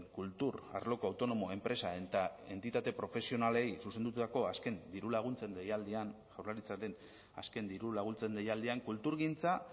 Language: Basque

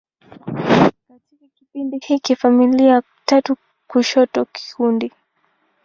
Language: Swahili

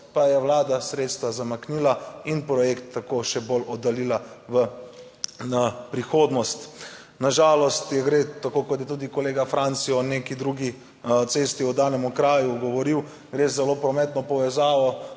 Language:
Slovenian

